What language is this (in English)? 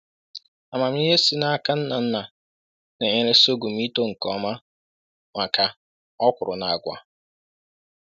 Igbo